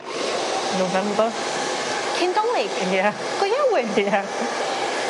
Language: Welsh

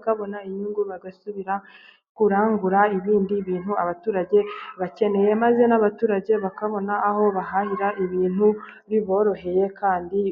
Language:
Kinyarwanda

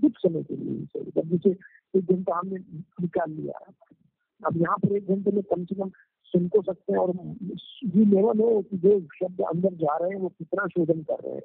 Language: Hindi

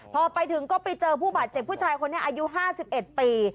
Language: Thai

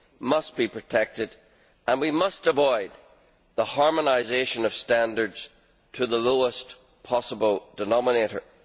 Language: English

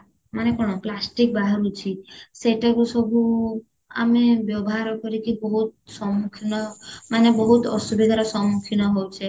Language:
Odia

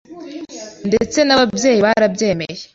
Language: Kinyarwanda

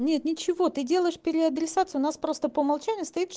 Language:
Russian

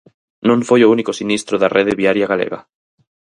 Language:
Galician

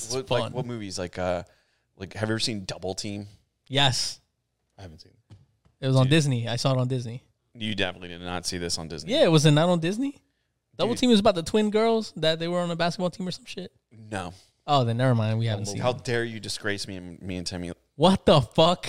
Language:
English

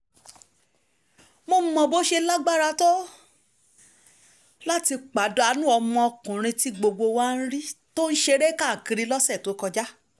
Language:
Yoruba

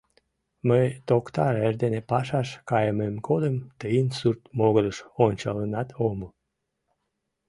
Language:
Mari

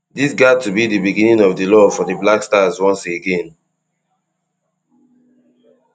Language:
Nigerian Pidgin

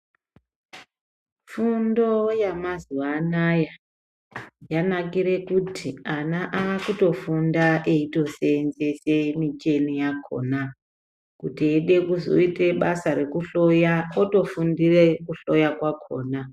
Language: Ndau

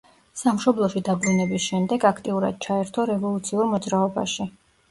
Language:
Georgian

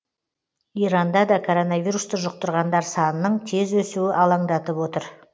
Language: Kazakh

